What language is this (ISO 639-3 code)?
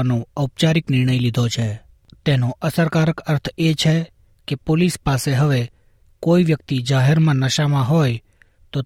guj